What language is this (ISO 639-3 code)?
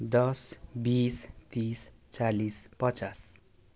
nep